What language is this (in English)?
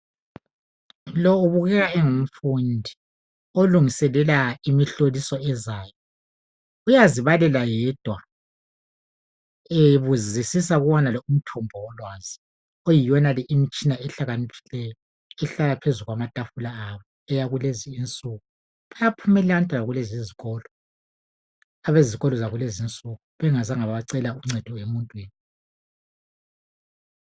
North Ndebele